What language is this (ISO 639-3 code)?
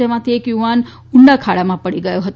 guj